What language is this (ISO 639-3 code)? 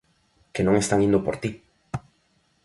glg